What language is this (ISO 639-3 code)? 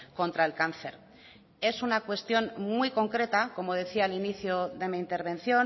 spa